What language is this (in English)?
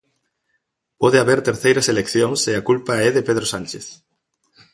Galician